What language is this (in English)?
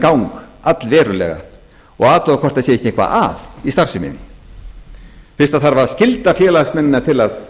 Icelandic